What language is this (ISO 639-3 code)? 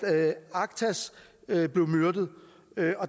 dan